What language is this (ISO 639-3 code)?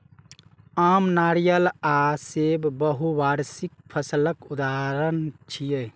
mai